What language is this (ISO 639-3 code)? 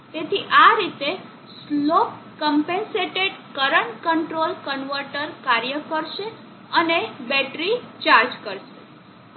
guj